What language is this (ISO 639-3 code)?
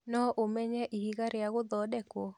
kik